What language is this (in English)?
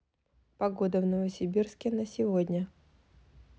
Russian